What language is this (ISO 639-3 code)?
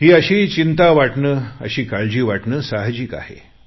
mar